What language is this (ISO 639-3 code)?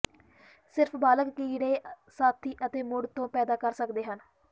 pan